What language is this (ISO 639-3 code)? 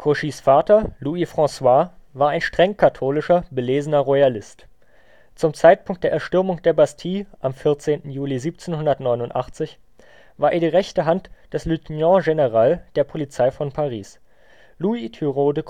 deu